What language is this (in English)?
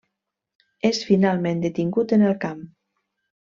Catalan